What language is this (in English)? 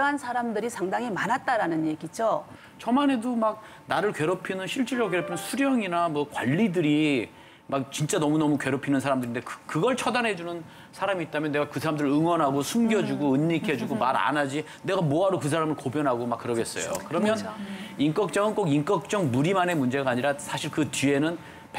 Korean